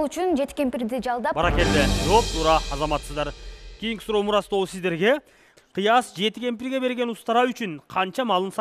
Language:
Turkish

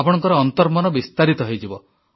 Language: Odia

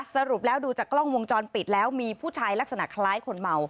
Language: Thai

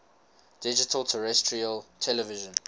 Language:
English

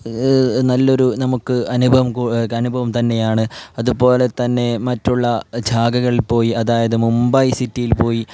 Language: Malayalam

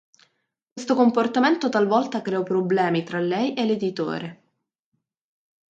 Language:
Italian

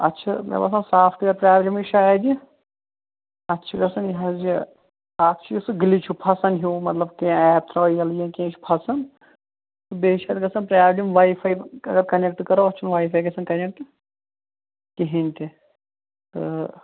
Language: Kashmiri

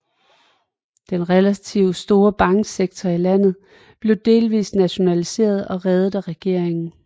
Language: Danish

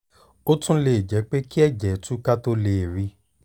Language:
Yoruba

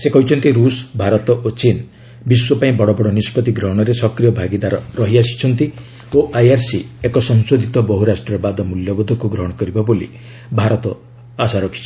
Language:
Odia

